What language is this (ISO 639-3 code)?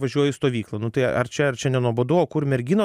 lit